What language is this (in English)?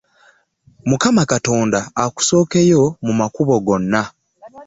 Ganda